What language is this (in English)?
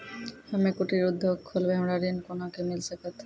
Maithili